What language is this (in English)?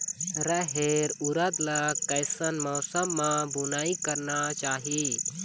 Chhattisgarhi